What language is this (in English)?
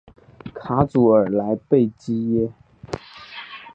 Chinese